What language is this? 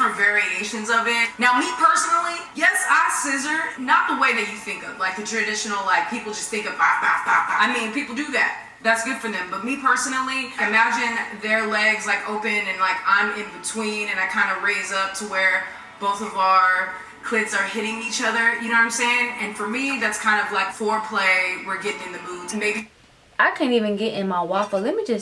English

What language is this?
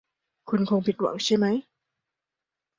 Thai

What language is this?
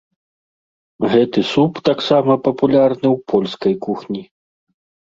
Belarusian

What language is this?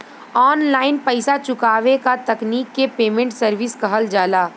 Bhojpuri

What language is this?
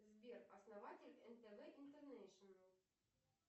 Russian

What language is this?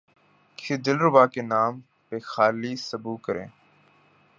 Urdu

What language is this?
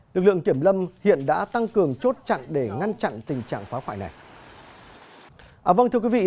Vietnamese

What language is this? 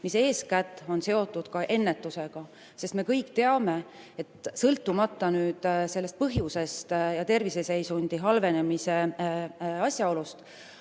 Estonian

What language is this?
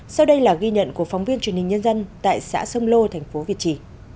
Vietnamese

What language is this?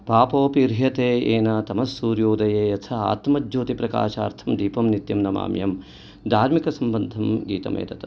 Sanskrit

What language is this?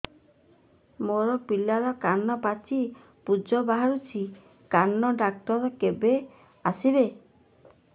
Odia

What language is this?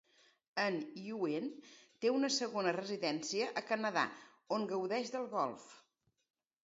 Catalan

